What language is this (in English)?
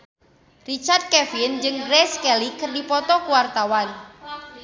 Sundanese